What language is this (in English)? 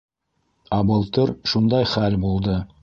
Bashkir